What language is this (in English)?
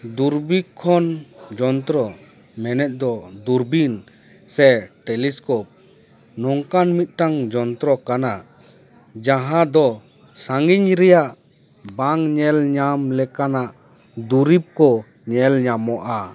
Santali